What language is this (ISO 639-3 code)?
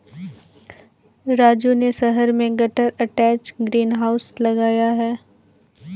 hin